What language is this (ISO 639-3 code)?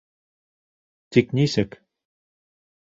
bak